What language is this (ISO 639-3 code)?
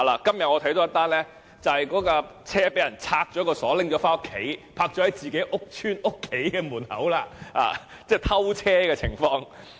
yue